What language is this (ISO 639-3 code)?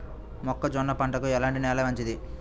tel